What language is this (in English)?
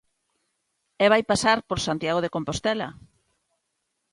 Galician